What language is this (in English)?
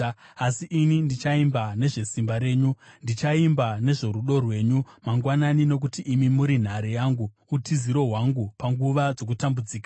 Shona